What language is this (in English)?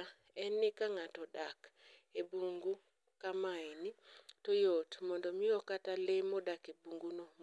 Luo (Kenya and Tanzania)